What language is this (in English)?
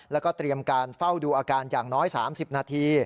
Thai